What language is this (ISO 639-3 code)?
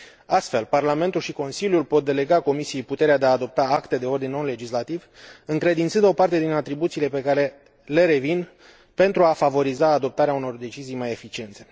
ron